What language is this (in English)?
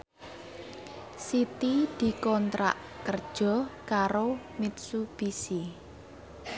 Javanese